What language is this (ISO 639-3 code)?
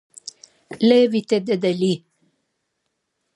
lij